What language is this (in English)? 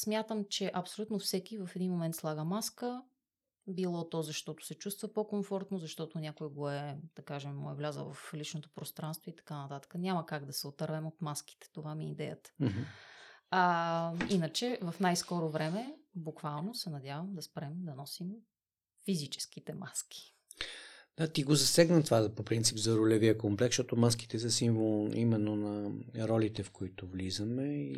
Bulgarian